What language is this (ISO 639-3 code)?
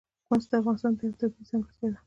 pus